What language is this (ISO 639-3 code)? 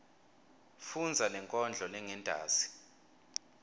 ssw